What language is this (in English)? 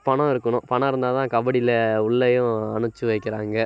Tamil